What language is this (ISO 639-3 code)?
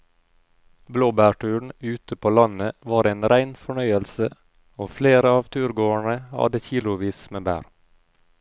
nor